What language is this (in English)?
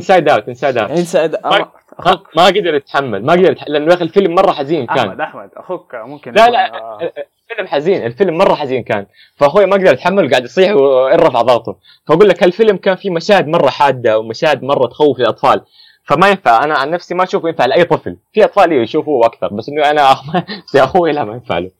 Arabic